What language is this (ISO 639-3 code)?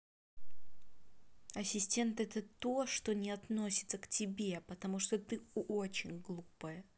rus